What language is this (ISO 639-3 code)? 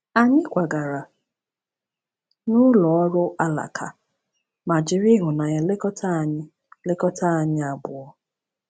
ibo